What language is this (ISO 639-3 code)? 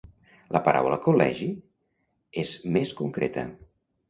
cat